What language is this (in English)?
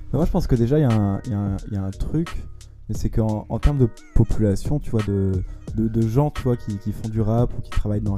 French